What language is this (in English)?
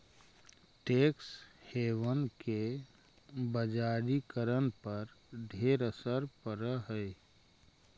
Magahi